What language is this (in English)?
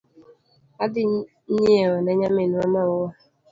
Luo (Kenya and Tanzania)